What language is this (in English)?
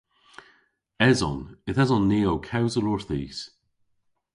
Cornish